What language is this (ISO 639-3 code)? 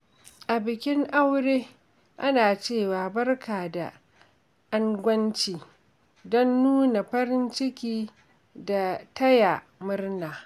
hau